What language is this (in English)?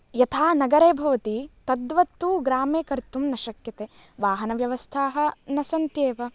Sanskrit